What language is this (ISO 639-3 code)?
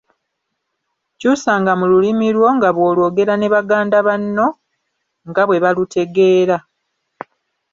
lug